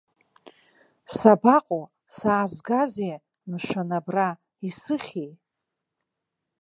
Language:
Abkhazian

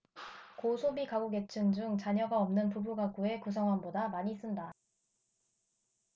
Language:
Korean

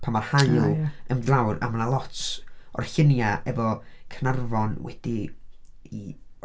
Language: Welsh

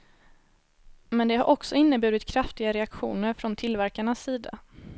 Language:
Swedish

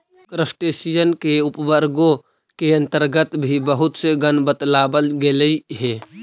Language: Magahi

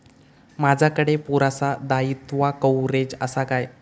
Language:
Marathi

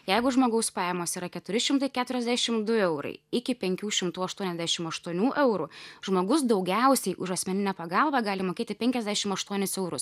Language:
Lithuanian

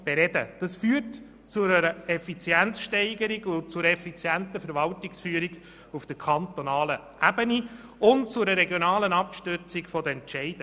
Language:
Swiss German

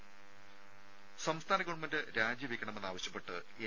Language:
Malayalam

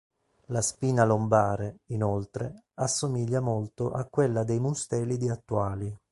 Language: Italian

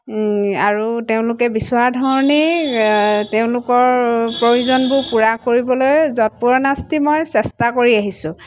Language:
Assamese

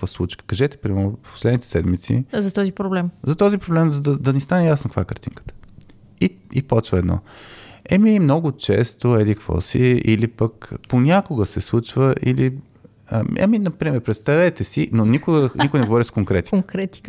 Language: Bulgarian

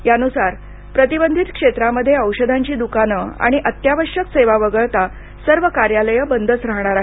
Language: Marathi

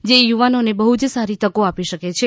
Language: Gujarati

